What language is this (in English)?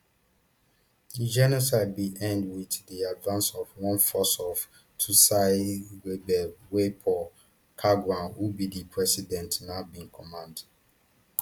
Nigerian Pidgin